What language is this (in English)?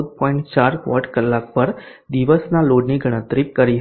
Gujarati